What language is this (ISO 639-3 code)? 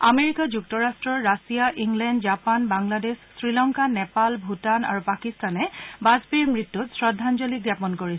asm